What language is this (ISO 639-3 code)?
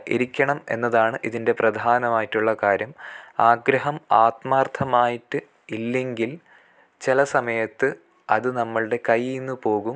mal